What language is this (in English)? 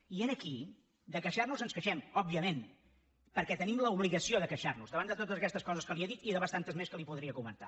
Catalan